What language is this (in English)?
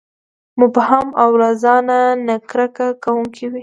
Pashto